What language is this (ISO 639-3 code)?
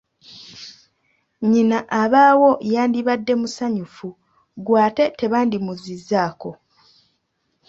lug